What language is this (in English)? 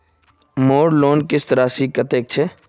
Magahi